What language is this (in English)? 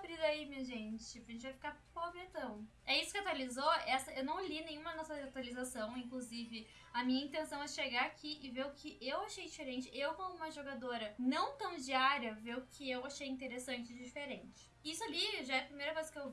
Portuguese